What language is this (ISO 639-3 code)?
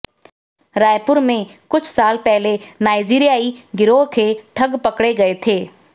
hin